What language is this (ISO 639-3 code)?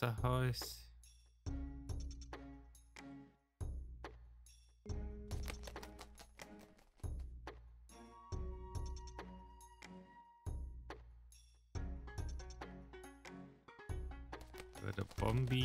deu